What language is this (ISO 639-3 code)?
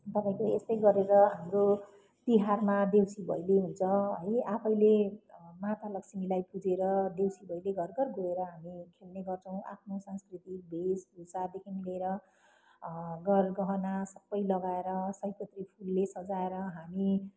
nep